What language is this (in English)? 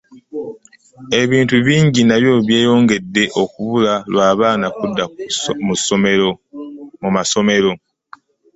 Ganda